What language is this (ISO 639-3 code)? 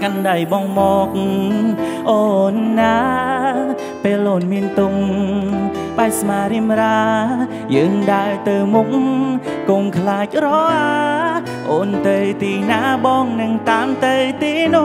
tha